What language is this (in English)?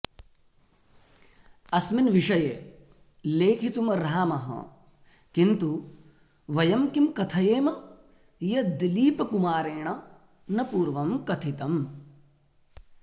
Sanskrit